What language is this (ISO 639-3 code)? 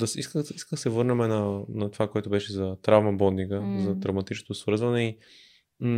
bul